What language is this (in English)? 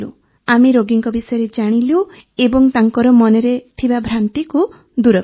Odia